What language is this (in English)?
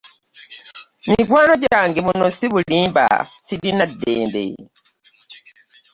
Ganda